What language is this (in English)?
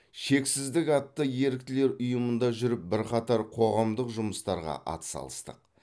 Kazakh